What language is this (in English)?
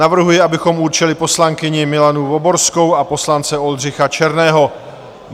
Czech